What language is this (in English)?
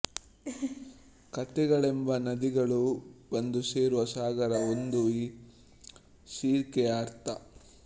Kannada